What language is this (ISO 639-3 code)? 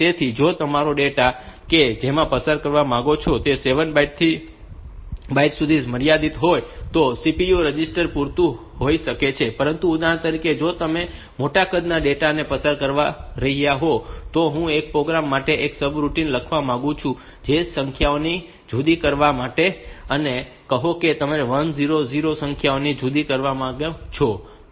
guj